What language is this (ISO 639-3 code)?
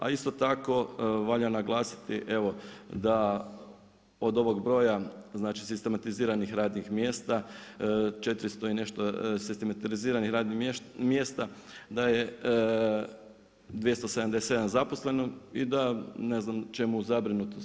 hrv